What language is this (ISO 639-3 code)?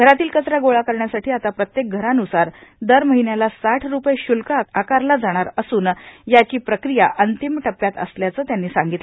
mar